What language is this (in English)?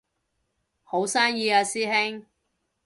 Cantonese